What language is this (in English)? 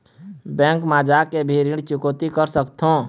Chhattisgarhi